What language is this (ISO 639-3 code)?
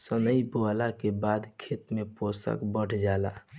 bho